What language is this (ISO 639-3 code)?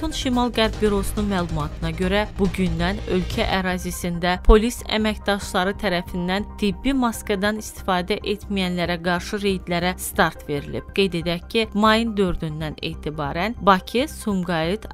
tur